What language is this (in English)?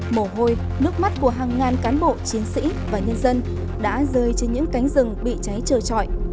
Vietnamese